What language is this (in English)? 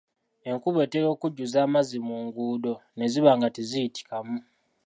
Ganda